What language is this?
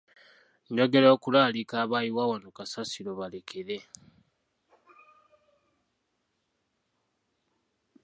Ganda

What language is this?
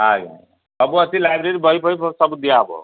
Odia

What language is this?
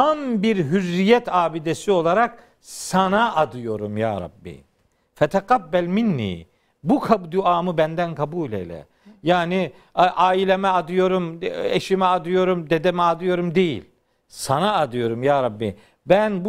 Turkish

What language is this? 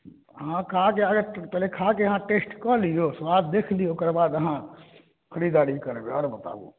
Maithili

